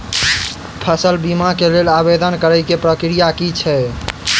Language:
Maithili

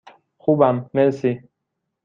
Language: Persian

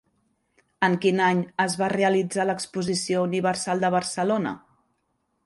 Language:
Catalan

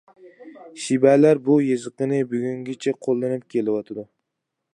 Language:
Uyghur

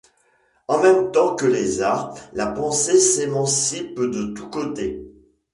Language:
French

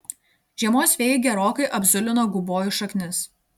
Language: Lithuanian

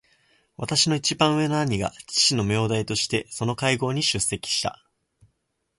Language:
Japanese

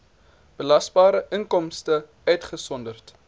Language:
Afrikaans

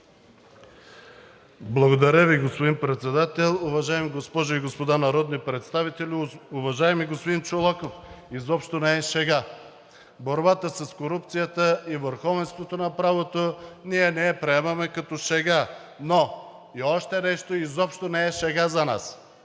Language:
Bulgarian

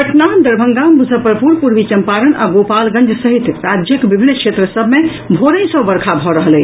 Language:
Maithili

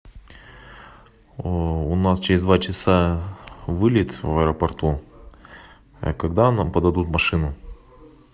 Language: Russian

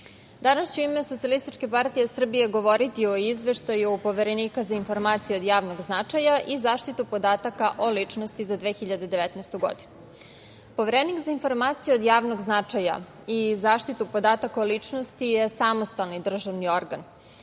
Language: Serbian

